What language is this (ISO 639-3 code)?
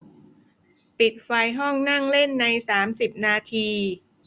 tha